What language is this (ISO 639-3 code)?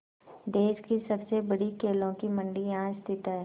hin